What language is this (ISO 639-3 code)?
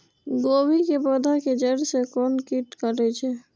mai